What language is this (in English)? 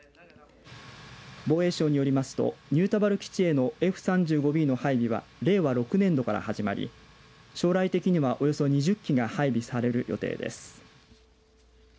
Japanese